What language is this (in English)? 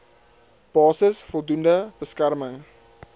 Afrikaans